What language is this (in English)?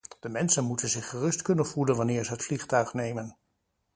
Dutch